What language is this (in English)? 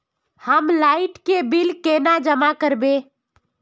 Magahi